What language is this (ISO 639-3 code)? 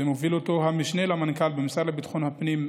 heb